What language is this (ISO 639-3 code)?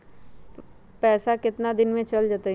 mag